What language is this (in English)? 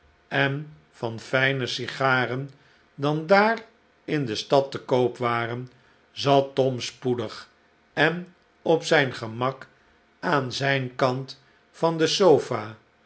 Dutch